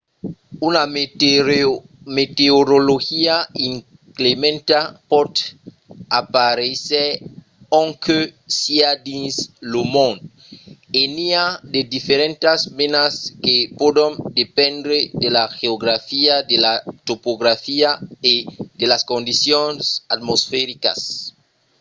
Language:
Occitan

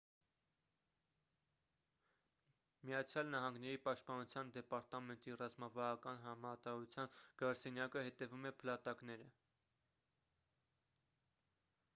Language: Armenian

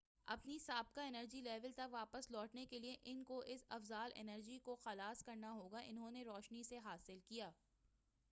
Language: Urdu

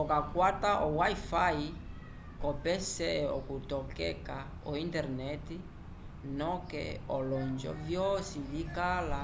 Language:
Umbundu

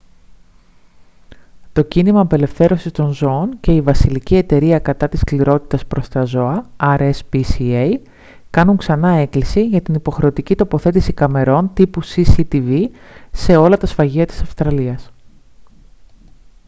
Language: Greek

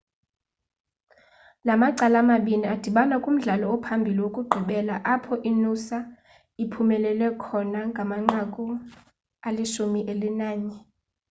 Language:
Xhosa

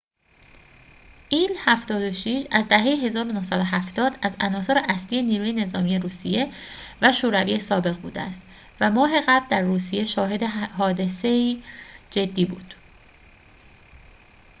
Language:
Persian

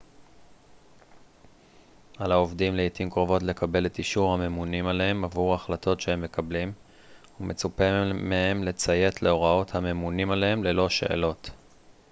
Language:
Hebrew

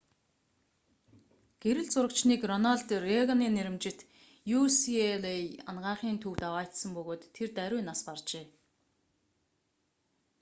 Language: Mongolian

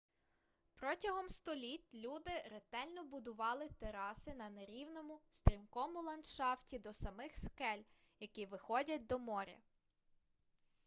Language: Ukrainian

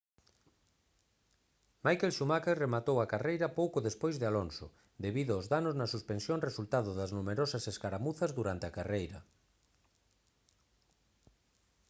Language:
Galician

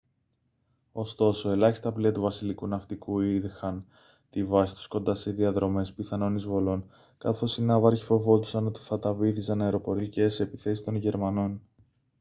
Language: Greek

